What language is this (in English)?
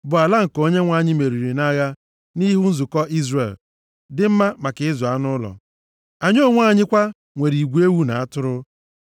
Igbo